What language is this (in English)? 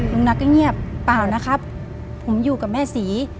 Thai